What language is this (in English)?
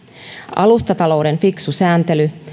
Finnish